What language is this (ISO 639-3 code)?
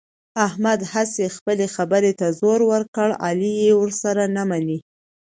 pus